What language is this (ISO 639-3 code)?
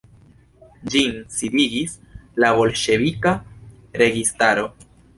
epo